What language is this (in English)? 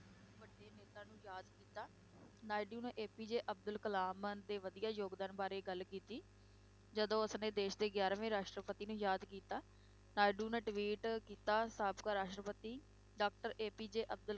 Punjabi